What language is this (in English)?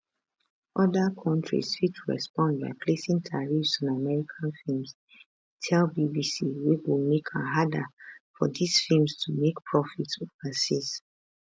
Nigerian Pidgin